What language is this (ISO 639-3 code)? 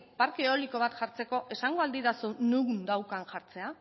eus